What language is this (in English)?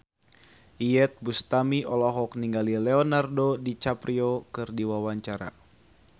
Sundanese